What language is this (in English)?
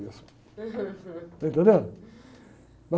Portuguese